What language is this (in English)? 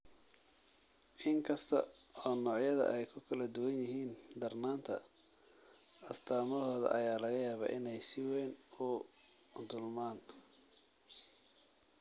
Somali